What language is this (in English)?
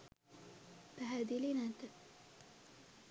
Sinhala